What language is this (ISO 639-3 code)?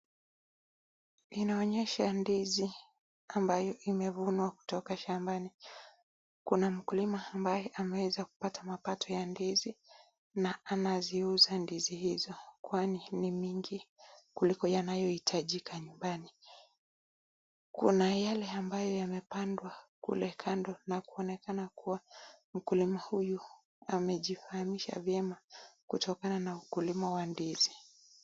swa